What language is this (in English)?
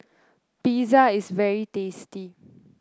English